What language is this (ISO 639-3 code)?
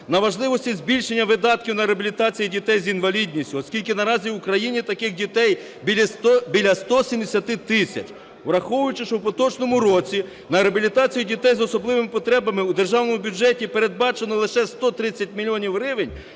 ukr